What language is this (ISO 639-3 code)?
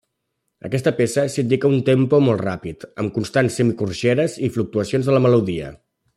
cat